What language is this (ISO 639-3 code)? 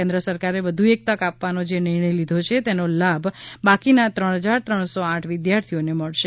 guj